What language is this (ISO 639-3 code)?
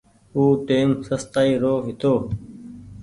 gig